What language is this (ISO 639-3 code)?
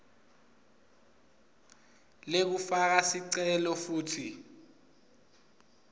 ssw